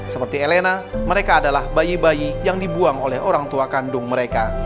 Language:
Indonesian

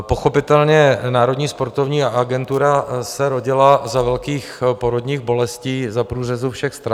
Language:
Czech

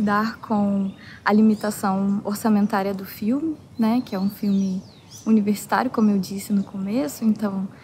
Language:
Portuguese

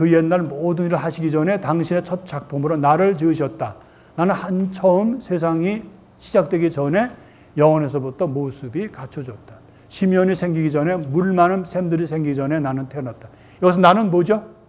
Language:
Korean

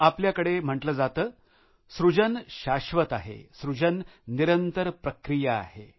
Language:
Marathi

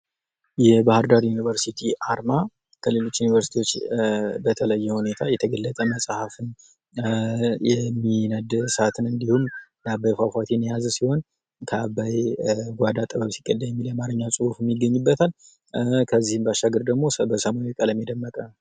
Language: Amharic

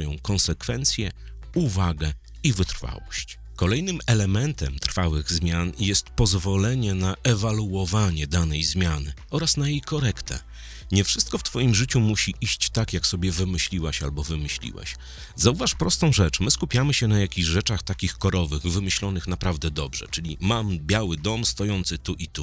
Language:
Polish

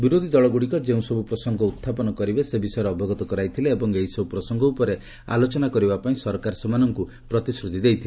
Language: Odia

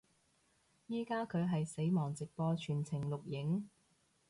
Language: Cantonese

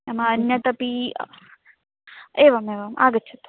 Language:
Sanskrit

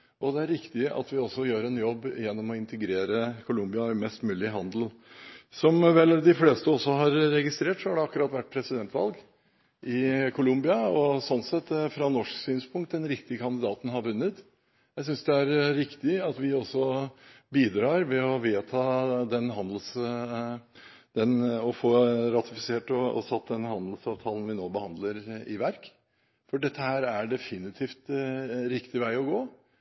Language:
Norwegian Bokmål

